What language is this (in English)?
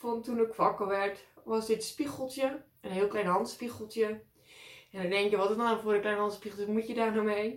Dutch